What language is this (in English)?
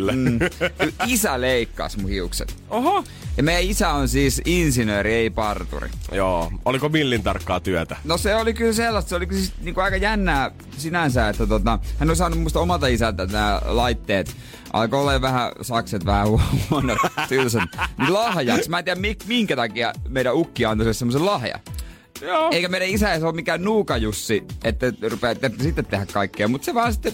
Finnish